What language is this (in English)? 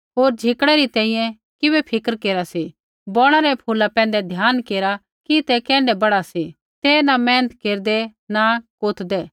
Kullu Pahari